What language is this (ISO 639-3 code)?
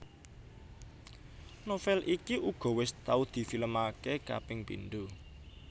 jav